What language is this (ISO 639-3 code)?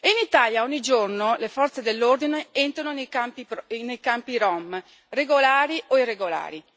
ita